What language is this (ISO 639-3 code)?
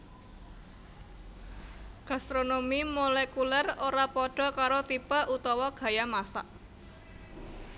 jav